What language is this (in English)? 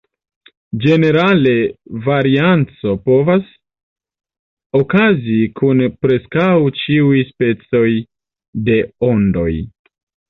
Esperanto